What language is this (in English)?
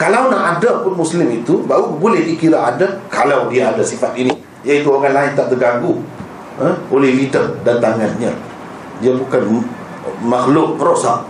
Malay